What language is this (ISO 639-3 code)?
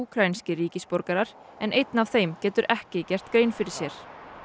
isl